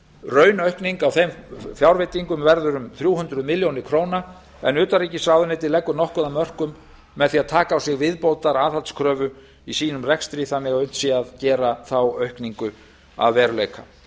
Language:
Icelandic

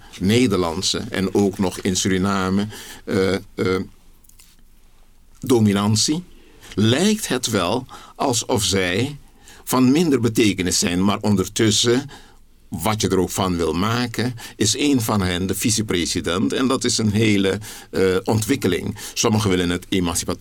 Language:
Dutch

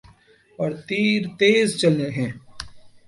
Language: Urdu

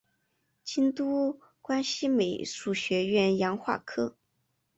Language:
Chinese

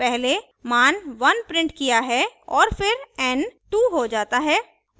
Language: Hindi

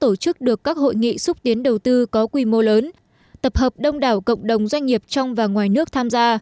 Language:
Vietnamese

